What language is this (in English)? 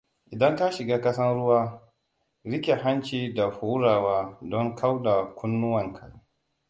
Hausa